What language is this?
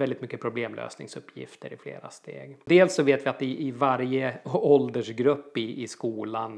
Swedish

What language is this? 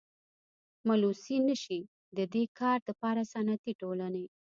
Pashto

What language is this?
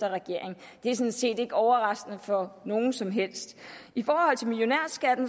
Danish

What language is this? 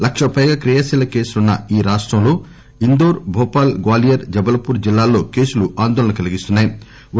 Telugu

